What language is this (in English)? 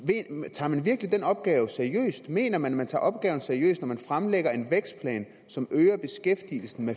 Danish